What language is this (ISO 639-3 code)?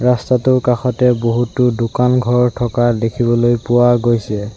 asm